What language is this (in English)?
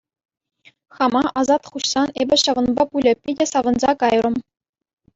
Chuvash